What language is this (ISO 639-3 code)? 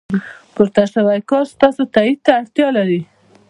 pus